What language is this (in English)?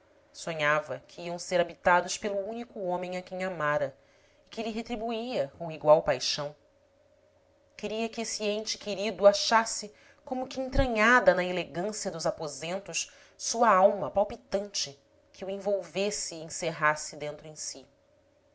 Portuguese